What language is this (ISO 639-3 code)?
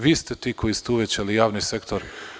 srp